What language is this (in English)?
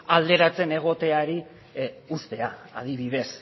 Basque